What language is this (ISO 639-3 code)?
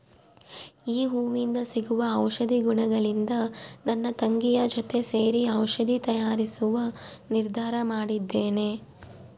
kan